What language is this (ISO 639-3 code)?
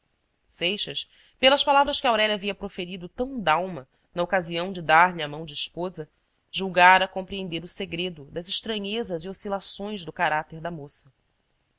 por